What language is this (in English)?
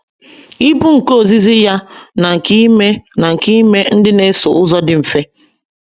Igbo